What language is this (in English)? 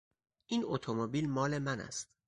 Persian